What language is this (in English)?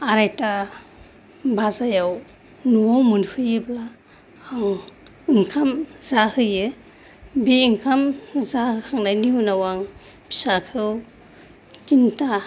Bodo